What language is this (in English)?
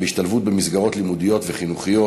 Hebrew